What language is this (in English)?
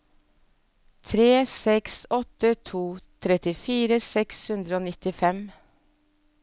Norwegian